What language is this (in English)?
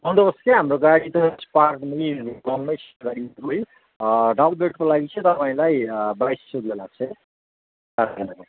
Nepali